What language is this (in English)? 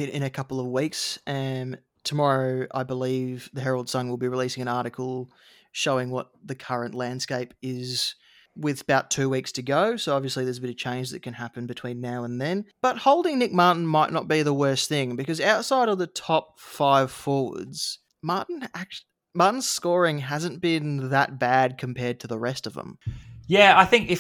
English